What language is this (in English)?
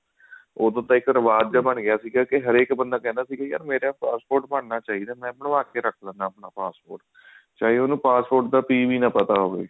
Punjabi